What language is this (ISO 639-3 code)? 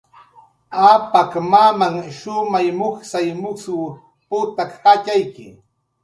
jqr